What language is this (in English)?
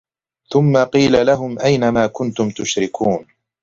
Arabic